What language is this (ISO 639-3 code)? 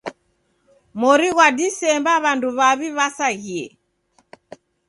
dav